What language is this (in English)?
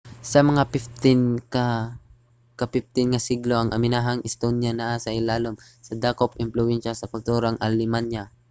Cebuano